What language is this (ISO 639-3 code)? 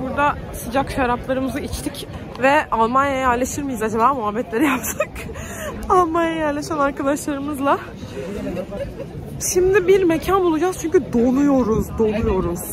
tur